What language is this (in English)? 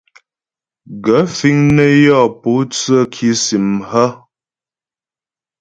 Ghomala